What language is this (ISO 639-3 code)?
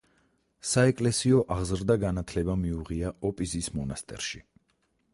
kat